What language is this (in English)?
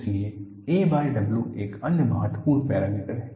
Hindi